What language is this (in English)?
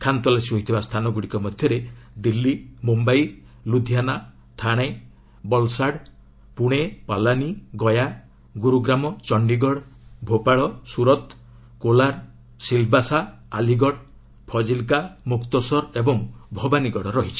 Odia